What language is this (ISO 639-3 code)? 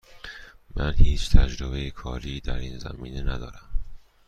fas